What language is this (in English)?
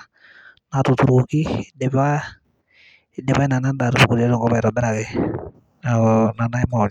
Masai